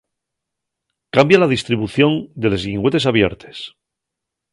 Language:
Asturian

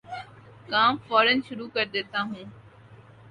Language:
Urdu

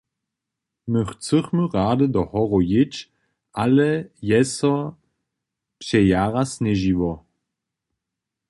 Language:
Upper Sorbian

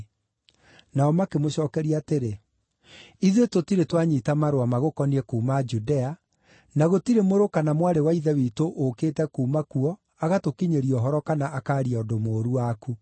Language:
Kikuyu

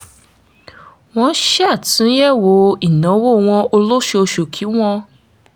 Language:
Yoruba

